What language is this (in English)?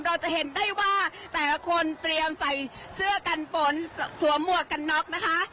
Thai